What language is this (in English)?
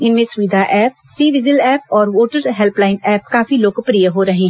Hindi